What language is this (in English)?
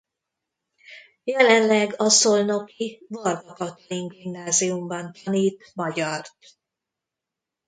Hungarian